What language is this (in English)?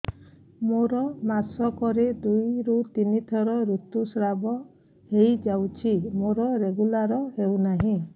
Odia